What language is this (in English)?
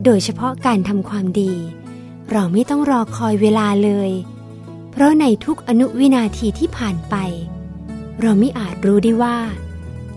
Thai